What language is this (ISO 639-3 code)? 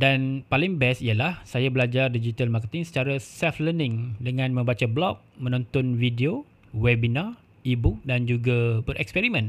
msa